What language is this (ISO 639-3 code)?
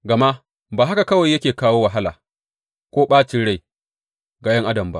hau